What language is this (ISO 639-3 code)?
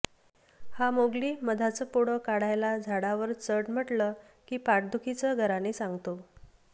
mar